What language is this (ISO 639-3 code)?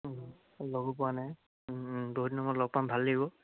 asm